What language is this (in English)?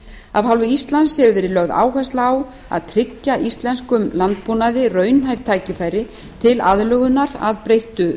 Icelandic